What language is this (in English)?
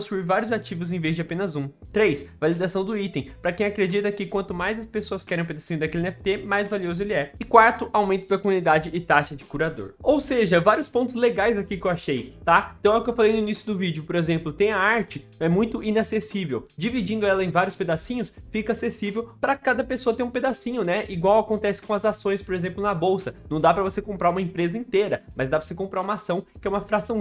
Portuguese